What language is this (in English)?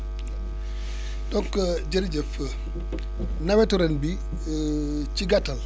Wolof